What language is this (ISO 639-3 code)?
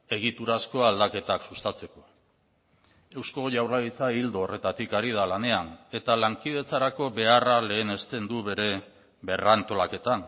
eus